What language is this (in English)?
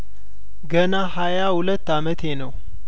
Amharic